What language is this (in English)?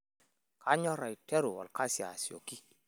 Masai